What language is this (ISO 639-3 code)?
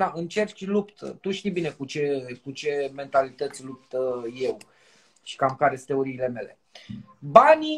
ron